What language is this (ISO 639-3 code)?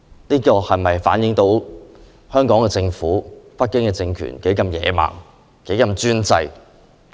yue